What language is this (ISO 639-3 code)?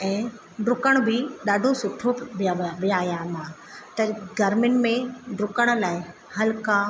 snd